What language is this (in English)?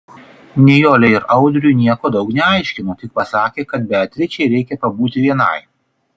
Lithuanian